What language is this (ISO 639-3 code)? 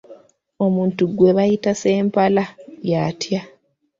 lug